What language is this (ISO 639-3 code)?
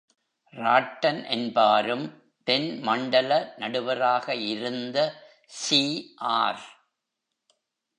tam